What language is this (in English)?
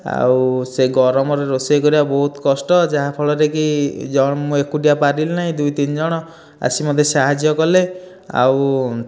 Odia